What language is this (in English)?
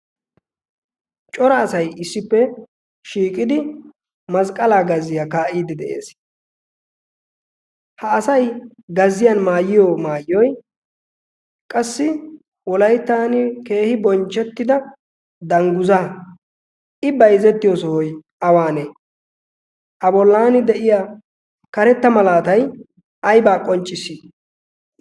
Wolaytta